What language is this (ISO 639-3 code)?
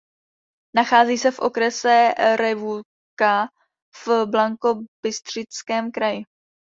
ces